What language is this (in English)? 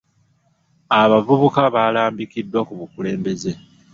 Ganda